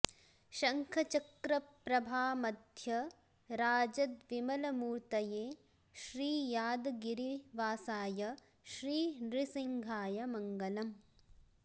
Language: Sanskrit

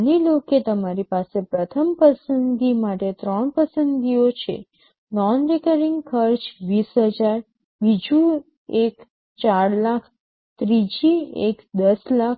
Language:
Gujarati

